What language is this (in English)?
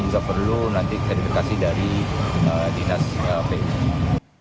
Indonesian